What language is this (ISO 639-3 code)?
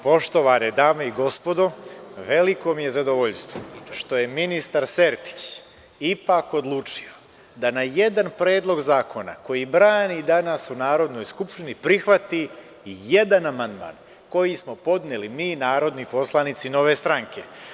srp